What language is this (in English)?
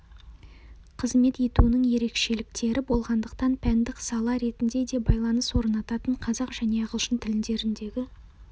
Kazakh